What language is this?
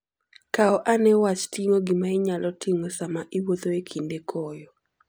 Luo (Kenya and Tanzania)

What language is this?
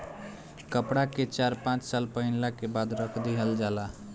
Bhojpuri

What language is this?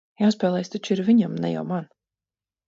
Latvian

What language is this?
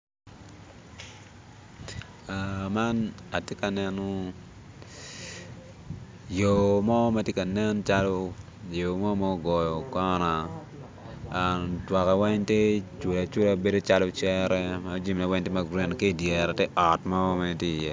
Acoli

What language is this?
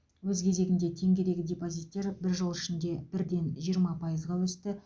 Kazakh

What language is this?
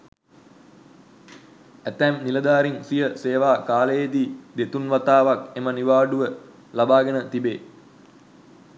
Sinhala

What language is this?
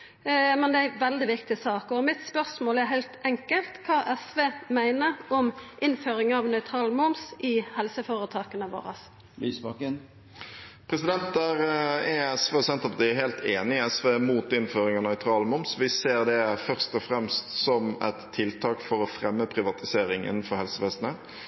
Norwegian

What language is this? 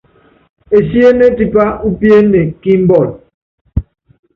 Yangben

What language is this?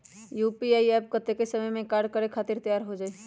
Magahi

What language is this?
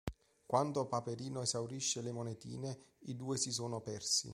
Italian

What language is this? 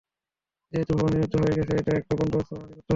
Bangla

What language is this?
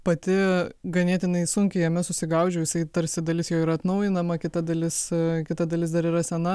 Lithuanian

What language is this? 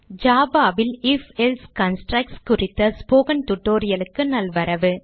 Tamil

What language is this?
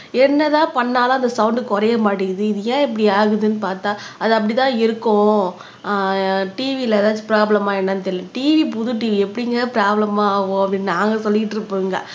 Tamil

